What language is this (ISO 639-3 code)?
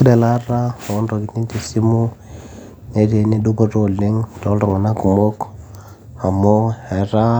mas